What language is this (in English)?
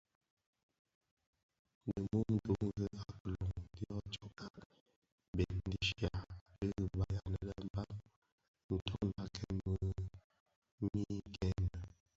Bafia